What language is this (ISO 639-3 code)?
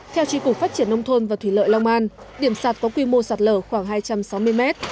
vie